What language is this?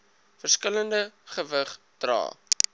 Afrikaans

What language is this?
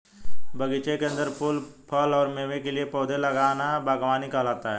Hindi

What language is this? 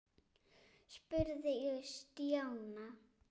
Icelandic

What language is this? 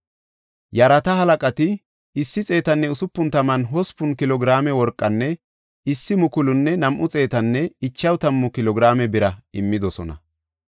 Gofa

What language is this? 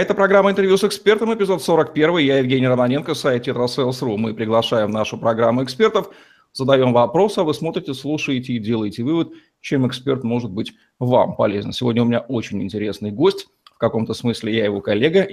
Russian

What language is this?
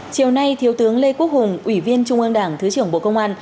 Vietnamese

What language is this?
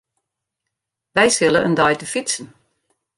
Western Frisian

